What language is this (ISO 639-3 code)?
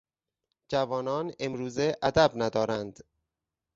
fas